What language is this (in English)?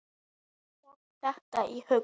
Icelandic